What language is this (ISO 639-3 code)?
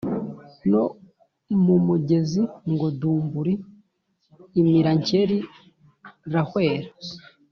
kin